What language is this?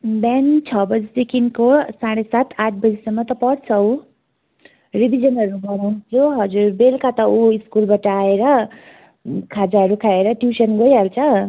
Nepali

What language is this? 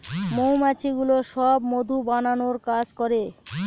Bangla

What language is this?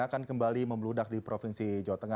Indonesian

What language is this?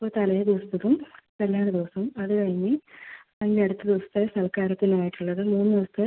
Malayalam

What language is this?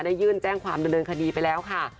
Thai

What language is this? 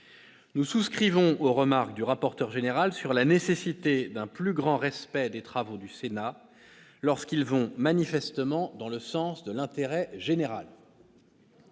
French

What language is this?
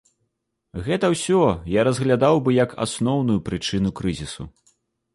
Belarusian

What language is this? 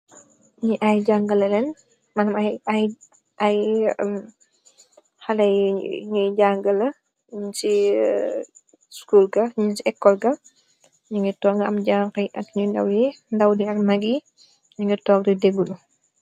Wolof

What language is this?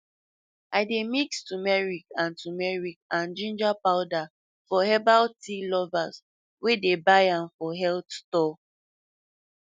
Nigerian Pidgin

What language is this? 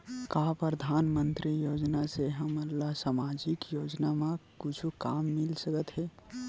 Chhattisgarhi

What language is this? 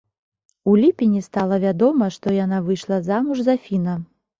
Belarusian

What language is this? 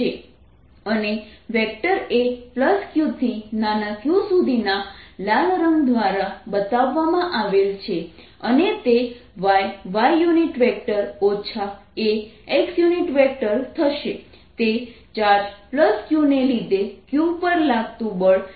Gujarati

